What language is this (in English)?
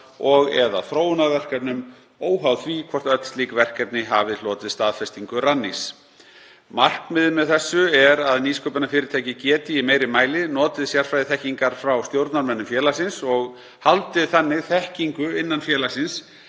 Icelandic